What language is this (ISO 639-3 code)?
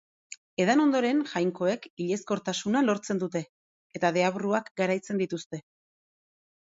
eus